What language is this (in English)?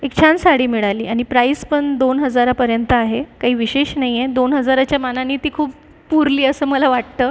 Marathi